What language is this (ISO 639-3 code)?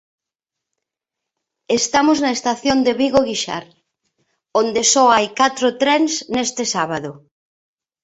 glg